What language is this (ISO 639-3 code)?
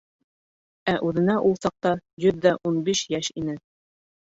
bak